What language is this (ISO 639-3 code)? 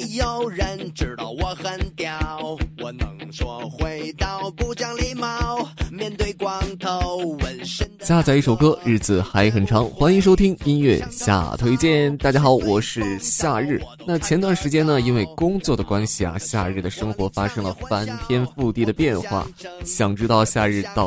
zho